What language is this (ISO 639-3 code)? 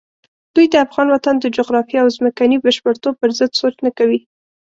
pus